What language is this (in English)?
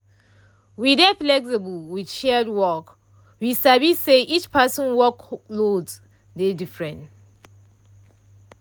Nigerian Pidgin